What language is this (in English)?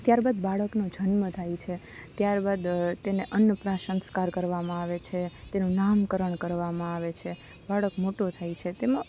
Gujarati